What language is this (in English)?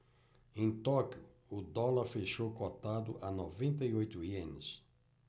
Portuguese